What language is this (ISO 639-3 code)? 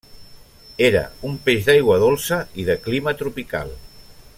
cat